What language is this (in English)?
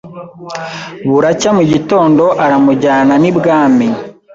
Kinyarwanda